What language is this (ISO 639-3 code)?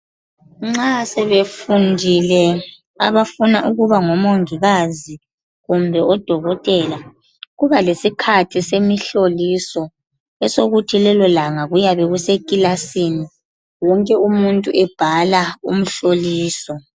nde